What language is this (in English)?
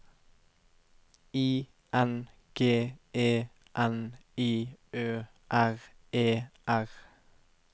Norwegian